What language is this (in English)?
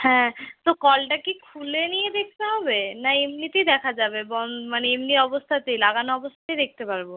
Bangla